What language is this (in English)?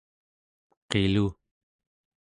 Central Yupik